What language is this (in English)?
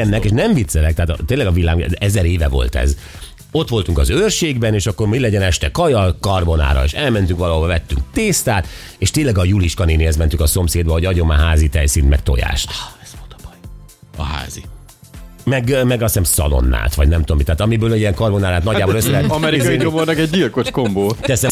Hungarian